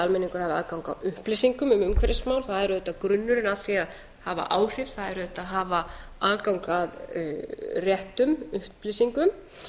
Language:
Icelandic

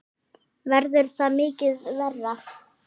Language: Icelandic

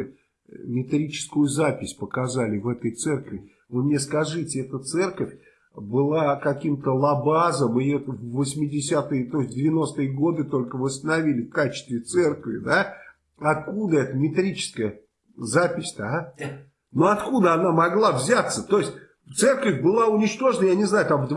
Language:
Russian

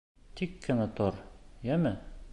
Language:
Bashkir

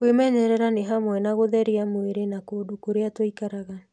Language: Kikuyu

